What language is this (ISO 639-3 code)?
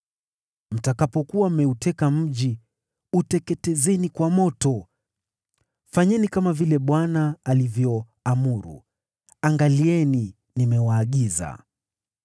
swa